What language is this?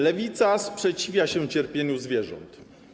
Polish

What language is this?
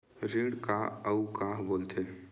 Chhattisgarhi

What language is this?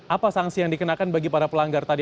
Indonesian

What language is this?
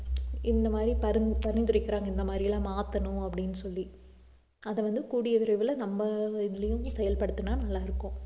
Tamil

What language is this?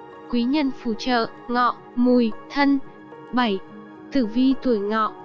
Vietnamese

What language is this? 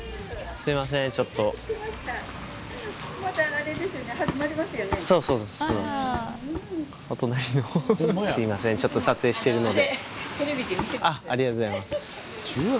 Japanese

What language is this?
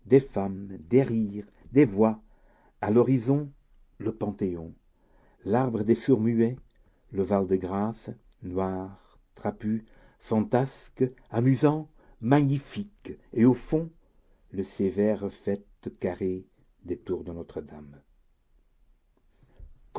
French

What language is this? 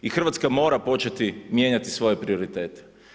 Croatian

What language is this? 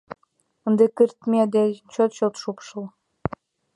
Mari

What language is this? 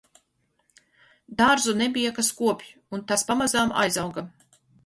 Latvian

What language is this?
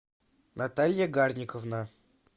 Russian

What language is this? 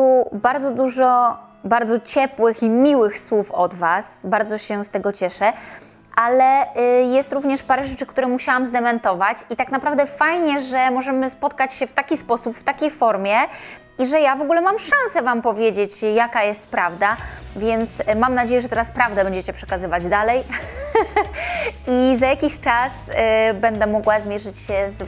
Polish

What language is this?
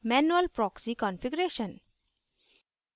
Hindi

